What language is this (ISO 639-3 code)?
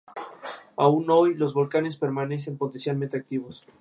spa